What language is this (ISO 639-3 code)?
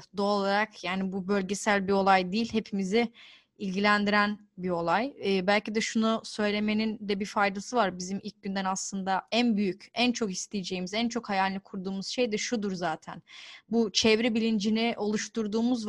tur